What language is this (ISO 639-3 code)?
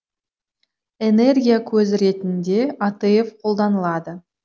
kaz